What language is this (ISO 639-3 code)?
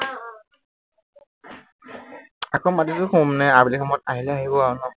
asm